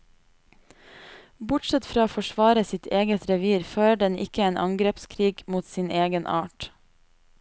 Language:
Norwegian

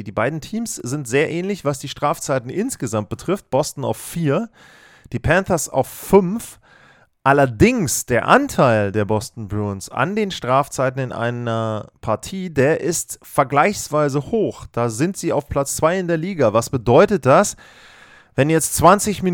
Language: German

